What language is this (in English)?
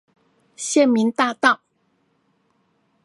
Chinese